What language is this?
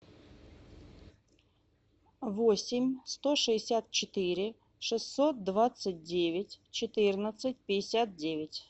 Russian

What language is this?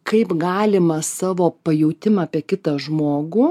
Lithuanian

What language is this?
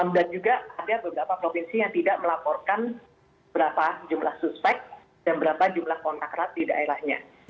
Indonesian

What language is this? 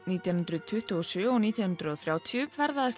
Icelandic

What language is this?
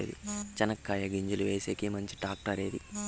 Telugu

